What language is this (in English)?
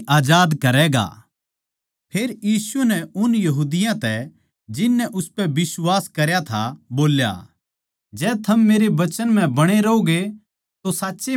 Haryanvi